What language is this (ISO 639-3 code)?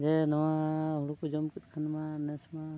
sat